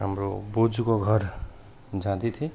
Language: Nepali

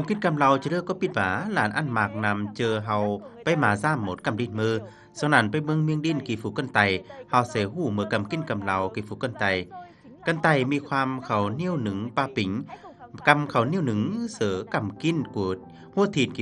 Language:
Vietnamese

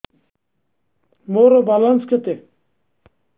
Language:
Odia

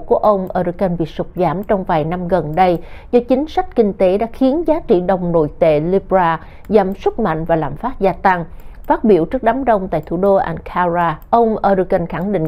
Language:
Vietnamese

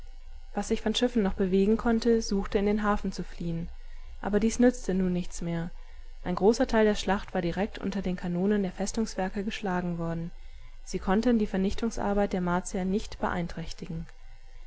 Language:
German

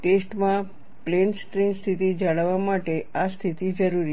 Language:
Gujarati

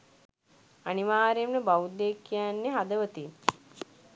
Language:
Sinhala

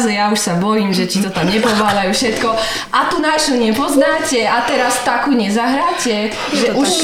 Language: Slovak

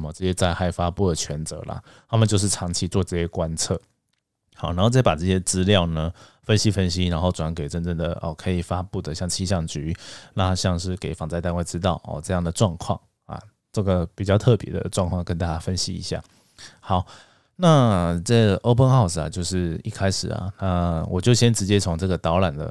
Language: Chinese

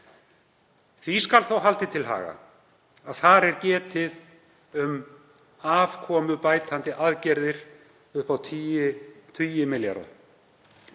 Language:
Icelandic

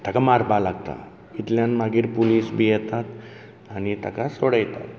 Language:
Konkani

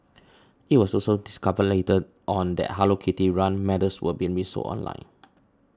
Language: English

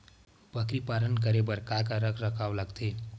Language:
Chhattisgarhi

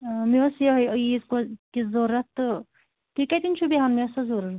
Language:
Kashmiri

